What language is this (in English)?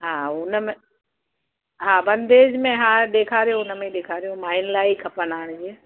Sindhi